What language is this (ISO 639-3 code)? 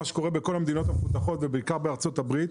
heb